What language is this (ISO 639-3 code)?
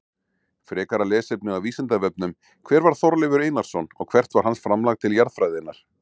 isl